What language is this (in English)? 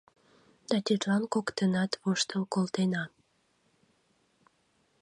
Mari